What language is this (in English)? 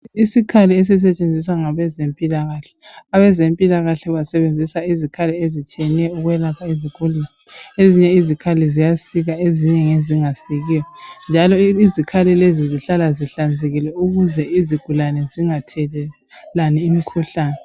North Ndebele